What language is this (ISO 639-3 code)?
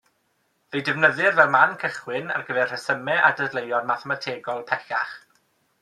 cym